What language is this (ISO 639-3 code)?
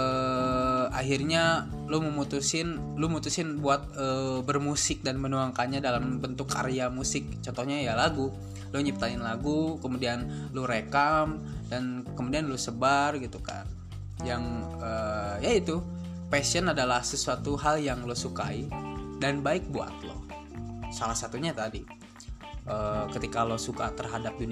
ind